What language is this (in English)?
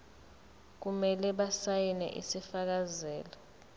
Zulu